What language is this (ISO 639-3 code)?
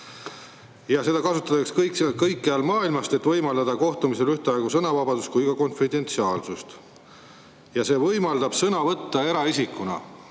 est